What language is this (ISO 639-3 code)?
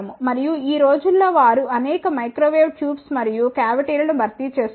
tel